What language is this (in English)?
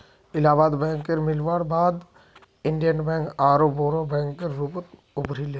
Magahi